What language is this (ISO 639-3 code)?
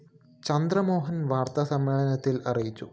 mal